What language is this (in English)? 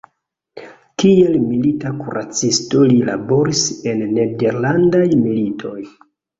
Esperanto